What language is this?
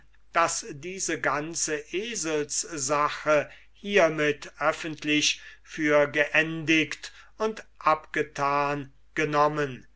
German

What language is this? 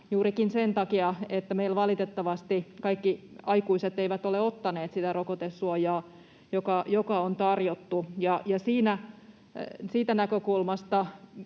Finnish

